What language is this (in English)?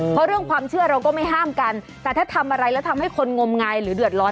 Thai